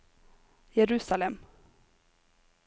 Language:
Norwegian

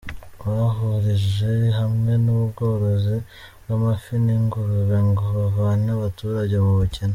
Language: Kinyarwanda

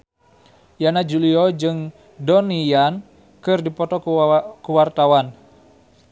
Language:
Sundanese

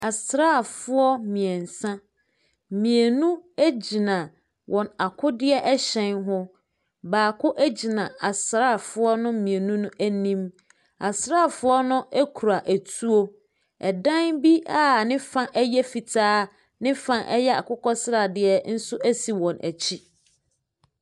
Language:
Akan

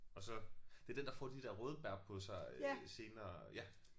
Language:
Danish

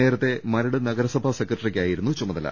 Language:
Malayalam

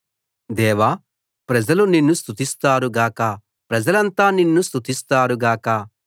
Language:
Telugu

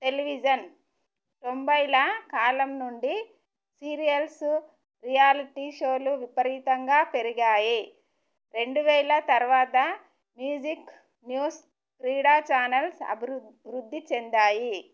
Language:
Telugu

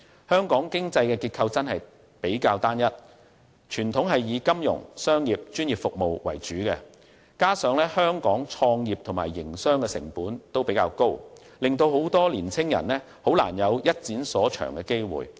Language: Cantonese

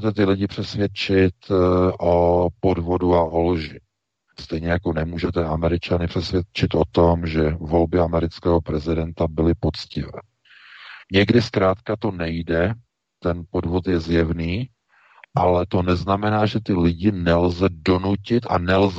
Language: Czech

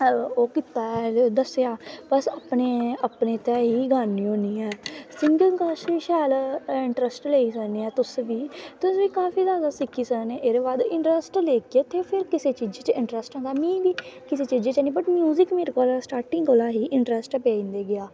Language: Dogri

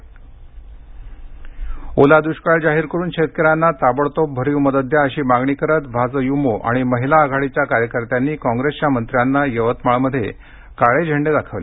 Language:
Marathi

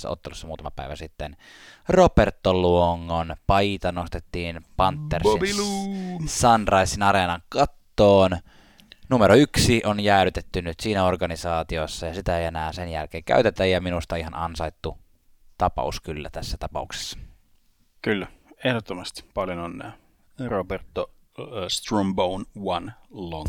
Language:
Finnish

